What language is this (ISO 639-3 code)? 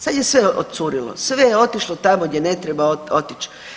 hrv